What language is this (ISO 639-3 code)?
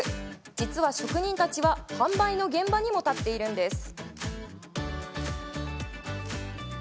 jpn